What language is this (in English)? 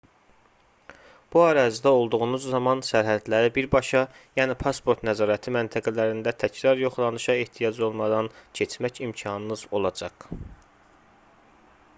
Azerbaijani